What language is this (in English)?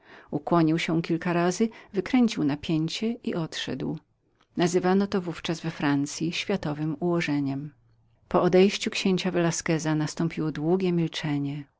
Polish